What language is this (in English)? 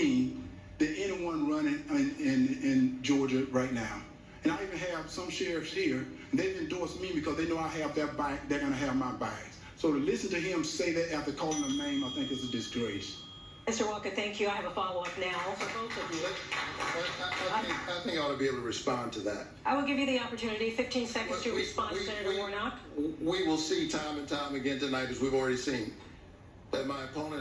English